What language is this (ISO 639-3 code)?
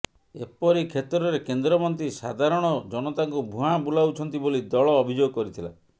ori